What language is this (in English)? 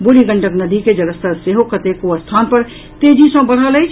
Maithili